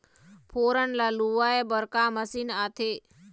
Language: Chhattisgarhi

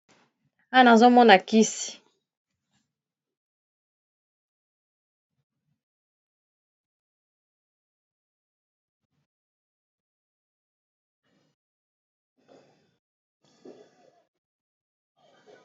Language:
Lingala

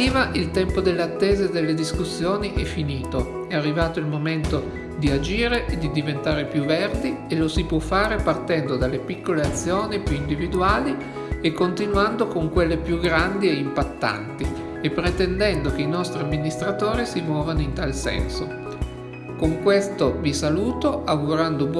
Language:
Italian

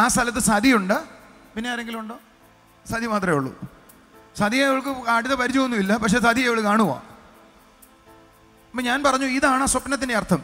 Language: Malayalam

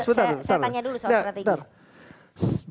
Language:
Indonesian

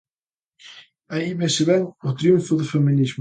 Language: Galician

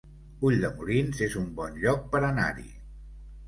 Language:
Catalan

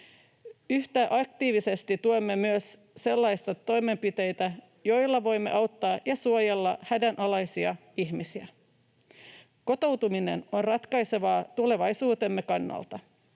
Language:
Finnish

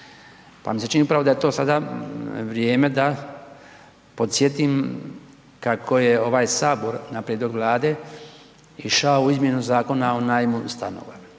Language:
Croatian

